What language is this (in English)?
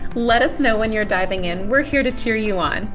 English